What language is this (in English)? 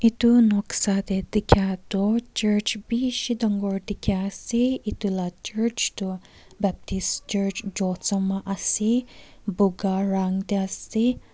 Naga Pidgin